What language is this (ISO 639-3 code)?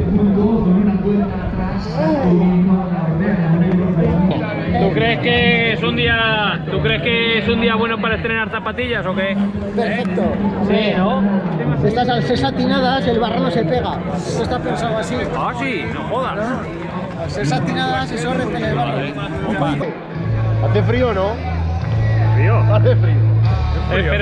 spa